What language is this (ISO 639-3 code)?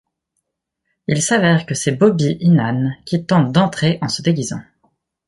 fra